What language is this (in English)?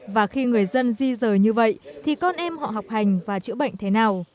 Vietnamese